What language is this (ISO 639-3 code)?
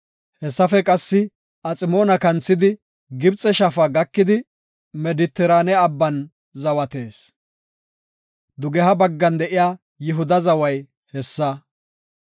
gof